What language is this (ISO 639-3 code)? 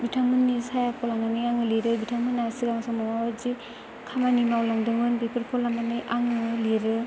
brx